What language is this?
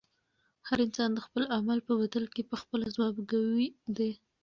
Pashto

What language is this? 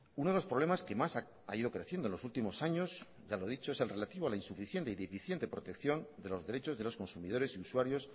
Spanish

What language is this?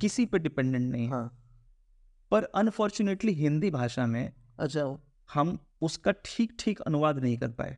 Hindi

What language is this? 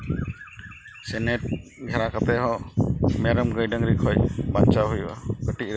Santali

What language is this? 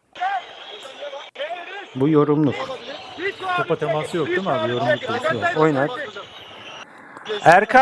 Turkish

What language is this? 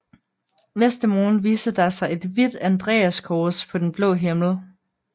Danish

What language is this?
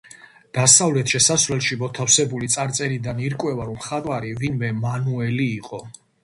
Georgian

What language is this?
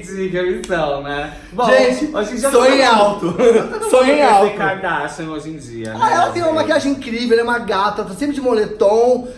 Portuguese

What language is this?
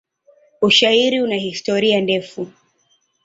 Swahili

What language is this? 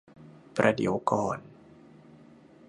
Thai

